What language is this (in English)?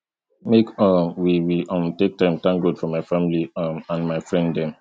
Nigerian Pidgin